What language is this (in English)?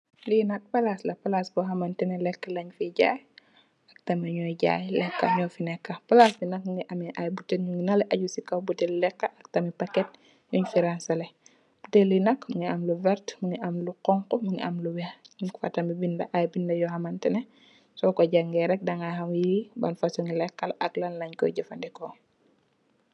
Wolof